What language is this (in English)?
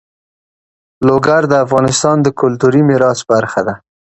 Pashto